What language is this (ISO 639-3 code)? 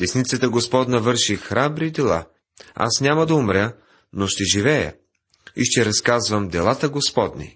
bul